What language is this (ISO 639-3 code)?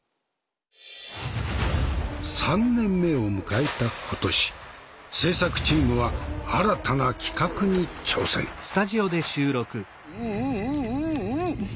jpn